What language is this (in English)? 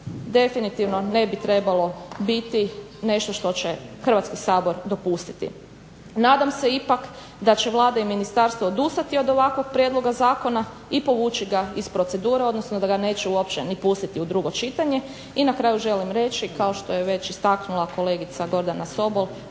Croatian